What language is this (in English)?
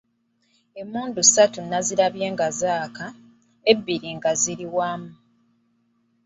Ganda